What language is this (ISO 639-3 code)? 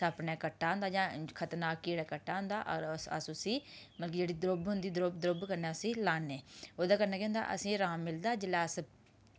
doi